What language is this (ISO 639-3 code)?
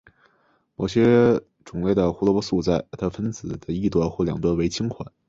zho